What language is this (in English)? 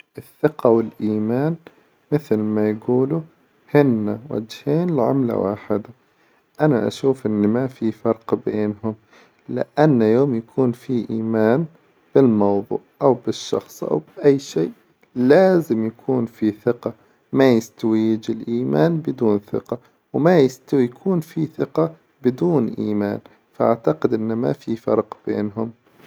Hijazi Arabic